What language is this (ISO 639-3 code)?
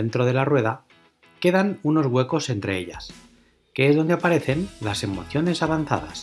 spa